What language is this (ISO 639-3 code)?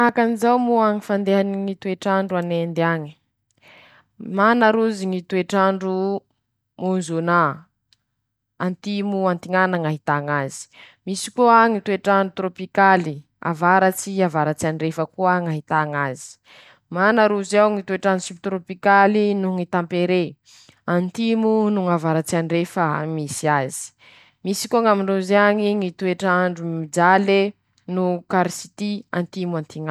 msh